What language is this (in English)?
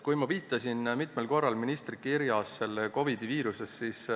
Estonian